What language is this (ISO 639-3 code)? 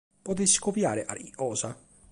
srd